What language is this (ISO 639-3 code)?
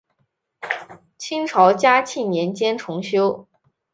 zho